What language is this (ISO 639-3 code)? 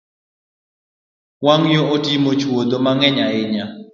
luo